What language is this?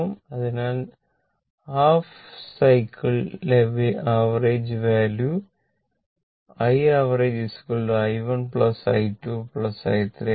Malayalam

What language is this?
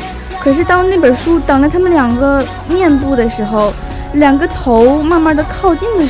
Chinese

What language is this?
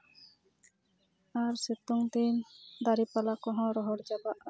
Santali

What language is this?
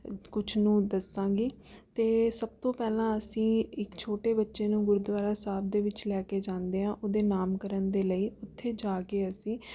Punjabi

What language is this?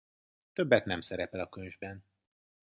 Hungarian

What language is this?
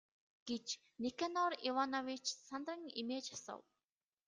Mongolian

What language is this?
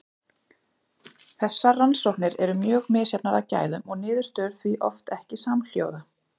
Icelandic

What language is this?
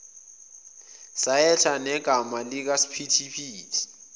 Zulu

